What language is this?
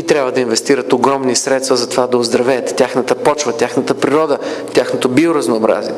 Bulgarian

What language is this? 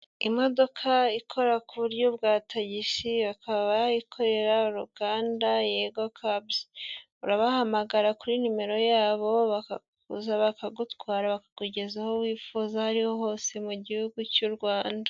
Kinyarwanda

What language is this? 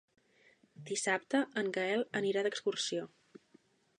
Catalan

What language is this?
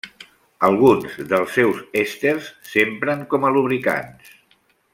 Catalan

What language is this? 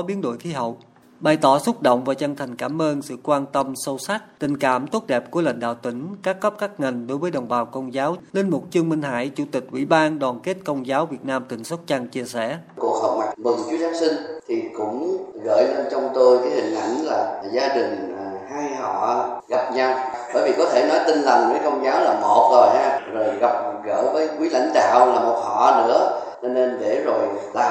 Vietnamese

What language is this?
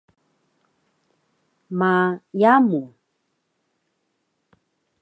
Taroko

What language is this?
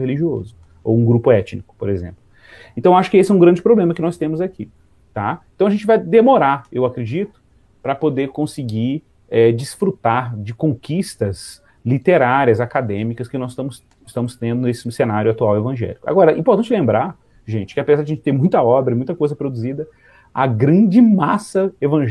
Portuguese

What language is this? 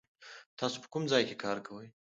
Pashto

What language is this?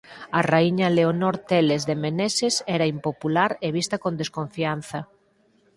Galician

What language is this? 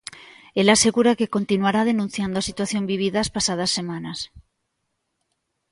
Galician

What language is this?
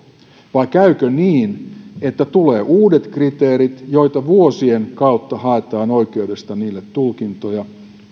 Finnish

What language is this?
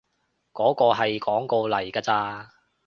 Cantonese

